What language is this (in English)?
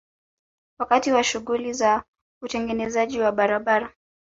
Swahili